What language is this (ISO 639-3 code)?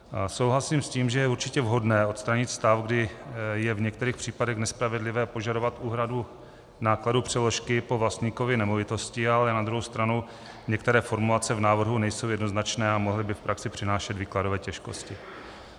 ces